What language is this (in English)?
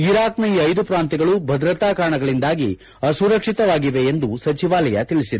Kannada